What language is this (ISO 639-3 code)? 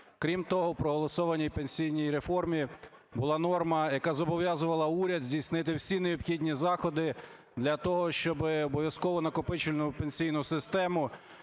ukr